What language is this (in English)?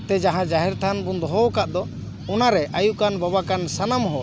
Santali